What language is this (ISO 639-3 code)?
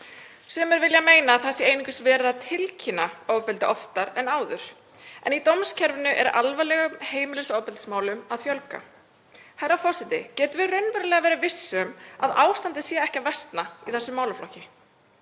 isl